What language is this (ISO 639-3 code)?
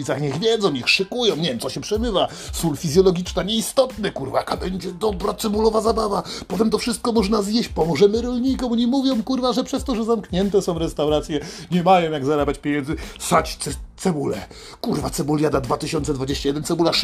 pol